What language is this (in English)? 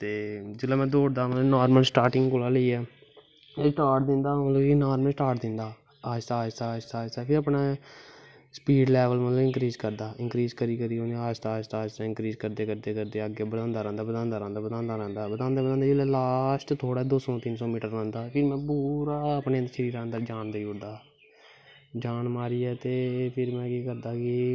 Dogri